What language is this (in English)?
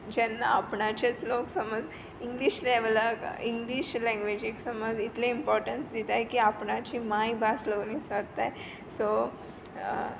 Konkani